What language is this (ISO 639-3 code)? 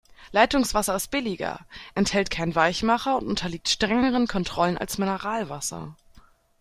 deu